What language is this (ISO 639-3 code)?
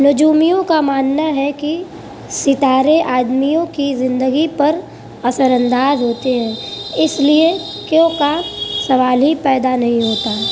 urd